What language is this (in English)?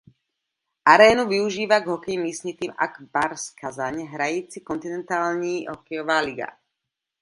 Czech